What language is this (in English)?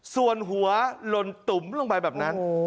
Thai